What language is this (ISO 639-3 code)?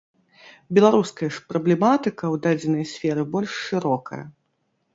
bel